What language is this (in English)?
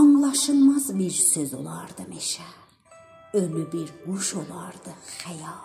Persian